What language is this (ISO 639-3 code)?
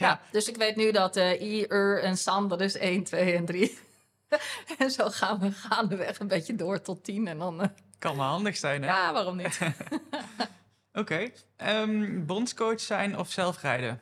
nld